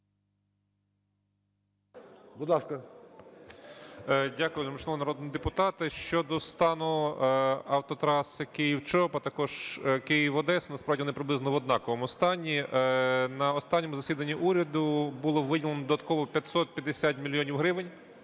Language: Ukrainian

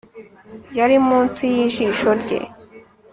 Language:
Kinyarwanda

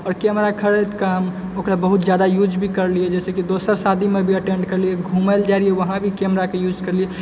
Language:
Maithili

